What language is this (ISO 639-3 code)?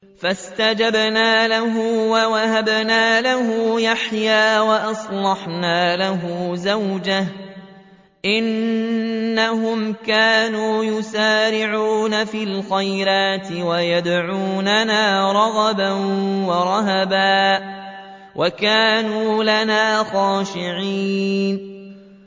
ara